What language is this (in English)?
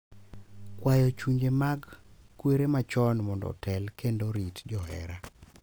Luo (Kenya and Tanzania)